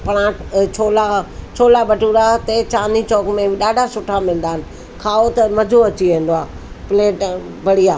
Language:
Sindhi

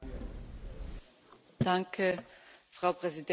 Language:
German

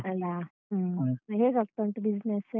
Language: Kannada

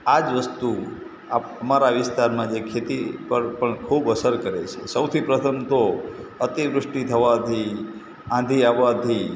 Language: Gujarati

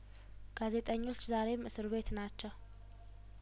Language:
Amharic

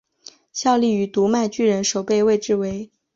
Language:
Chinese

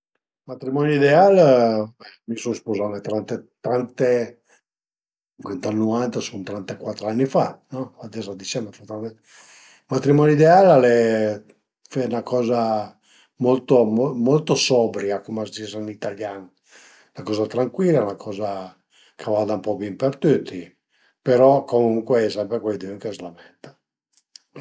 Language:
Piedmontese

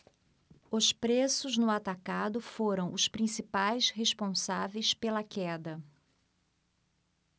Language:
Portuguese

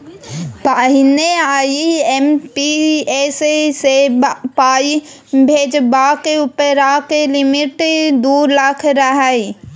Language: Maithili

